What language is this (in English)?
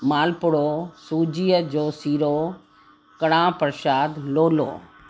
Sindhi